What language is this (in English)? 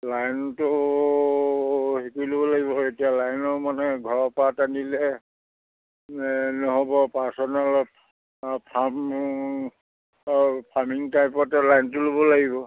Assamese